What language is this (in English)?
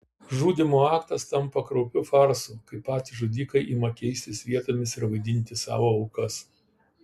Lithuanian